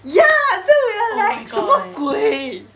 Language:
English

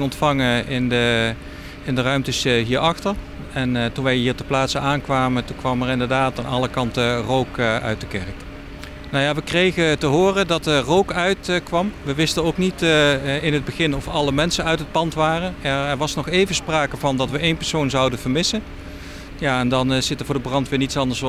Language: Dutch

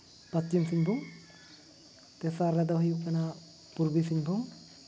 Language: Santali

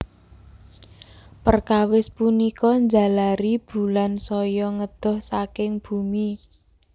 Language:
Javanese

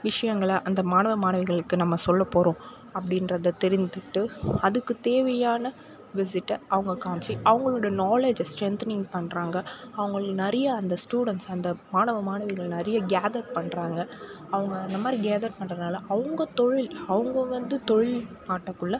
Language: Tamil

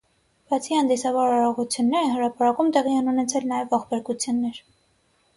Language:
Armenian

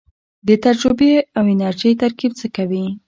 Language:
Pashto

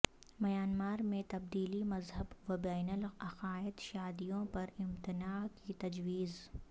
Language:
Urdu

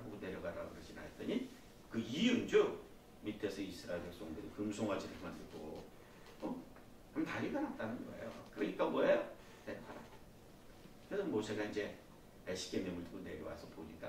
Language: Korean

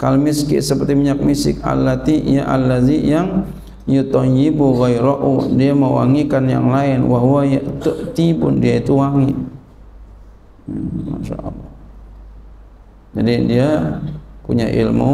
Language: Indonesian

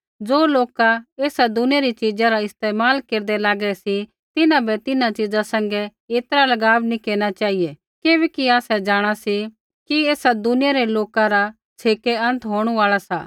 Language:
Kullu Pahari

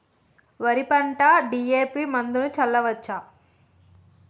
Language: Telugu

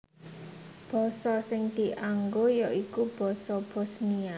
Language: Javanese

